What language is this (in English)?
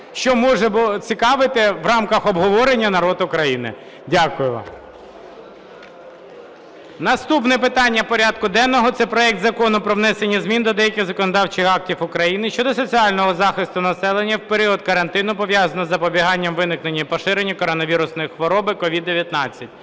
Ukrainian